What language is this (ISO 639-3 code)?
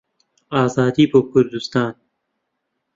ckb